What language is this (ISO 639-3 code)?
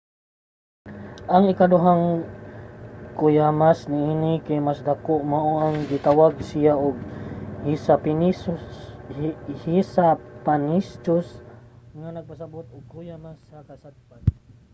ceb